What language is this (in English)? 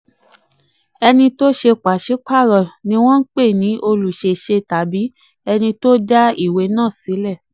Yoruba